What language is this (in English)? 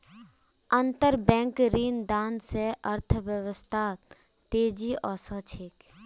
Magahi